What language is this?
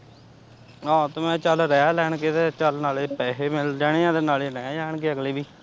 Punjabi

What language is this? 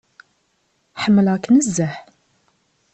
Kabyle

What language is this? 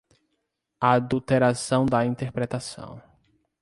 Portuguese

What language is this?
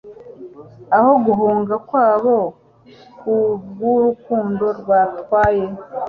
Kinyarwanda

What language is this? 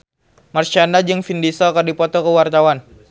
Sundanese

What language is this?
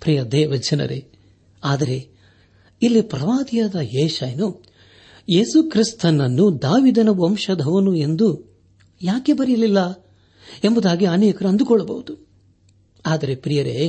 Kannada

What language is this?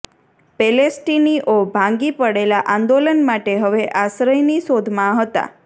Gujarati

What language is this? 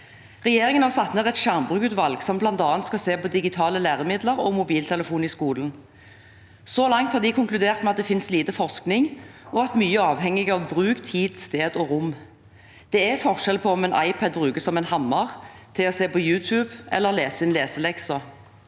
Norwegian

